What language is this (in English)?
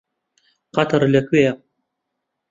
Central Kurdish